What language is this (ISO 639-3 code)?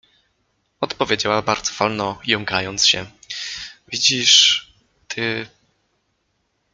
pol